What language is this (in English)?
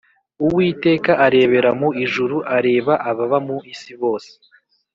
Kinyarwanda